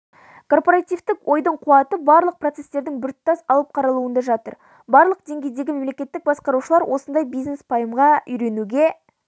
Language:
Kazakh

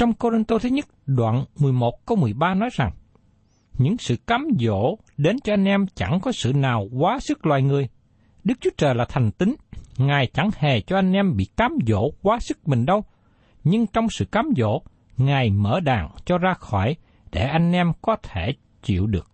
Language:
Vietnamese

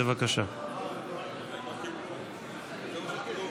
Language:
Hebrew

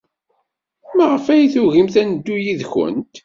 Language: Kabyle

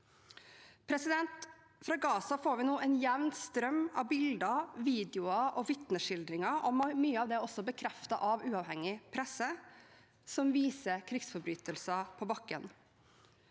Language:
Norwegian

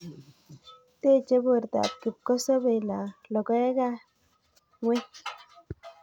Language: Kalenjin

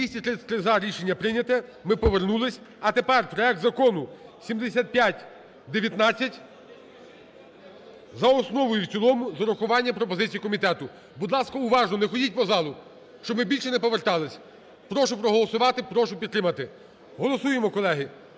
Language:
Ukrainian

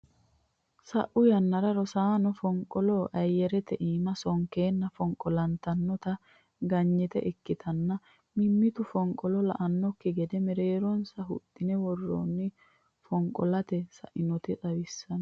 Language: Sidamo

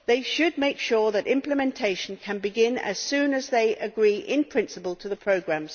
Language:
English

